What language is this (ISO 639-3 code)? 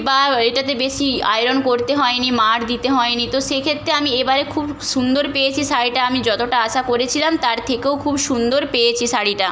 ben